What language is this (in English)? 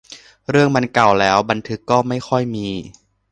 Thai